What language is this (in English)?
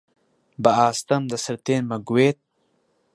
Central Kurdish